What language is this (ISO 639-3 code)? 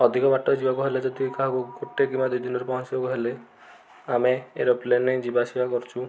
ori